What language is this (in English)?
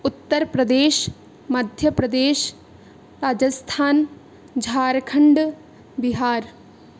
Sanskrit